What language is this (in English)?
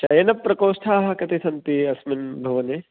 Sanskrit